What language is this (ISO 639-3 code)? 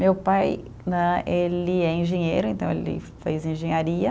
por